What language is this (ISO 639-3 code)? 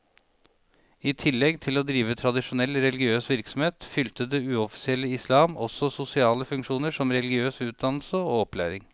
nor